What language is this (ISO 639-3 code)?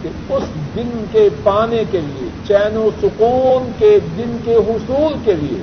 urd